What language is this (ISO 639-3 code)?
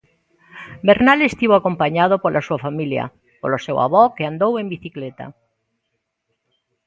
glg